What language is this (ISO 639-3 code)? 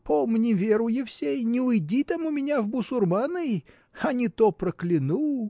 rus